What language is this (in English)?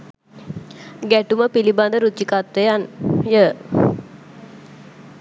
Sinhala